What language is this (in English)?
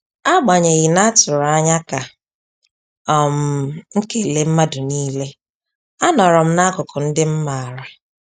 Igbo